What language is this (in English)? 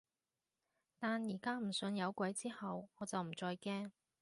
Cantonese